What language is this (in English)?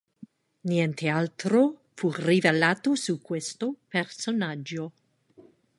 Italian